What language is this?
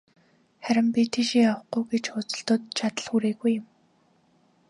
Mongolian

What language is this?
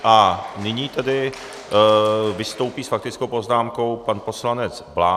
Czech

